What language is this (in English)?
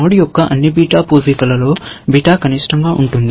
Telugu